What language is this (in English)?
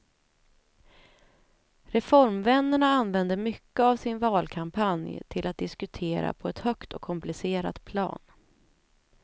Swedish